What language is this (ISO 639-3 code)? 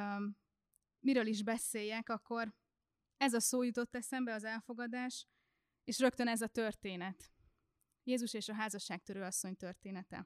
hun